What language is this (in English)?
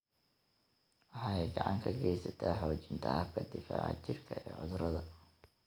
Somali